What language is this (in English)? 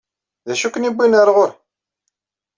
Kabyle